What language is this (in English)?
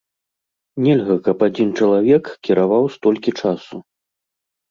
Belarusian